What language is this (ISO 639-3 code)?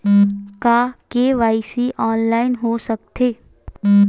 hne